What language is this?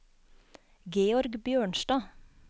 Norwegian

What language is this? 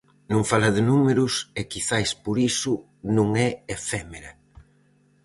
Galician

